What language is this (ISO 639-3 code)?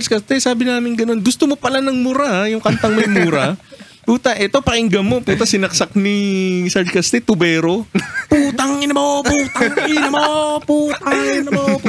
fil